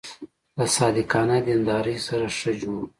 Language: Pashto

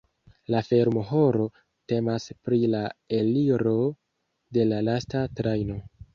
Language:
Esperanto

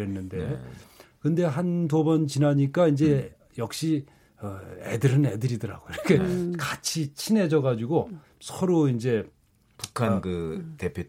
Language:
Korean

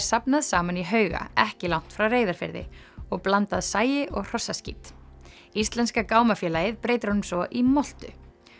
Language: Icelandic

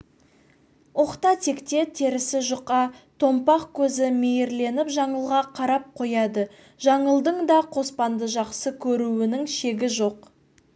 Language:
Kazakh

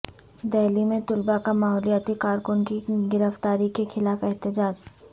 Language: Urdu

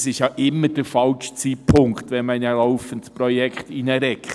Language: Swiss German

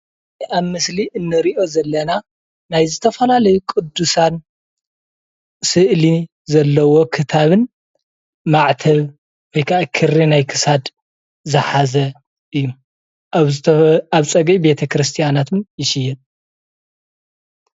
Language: Tigrinya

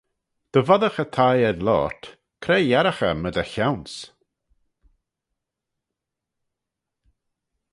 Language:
Manx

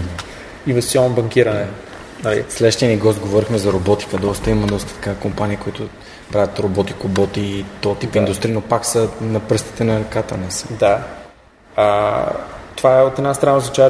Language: Bulgarian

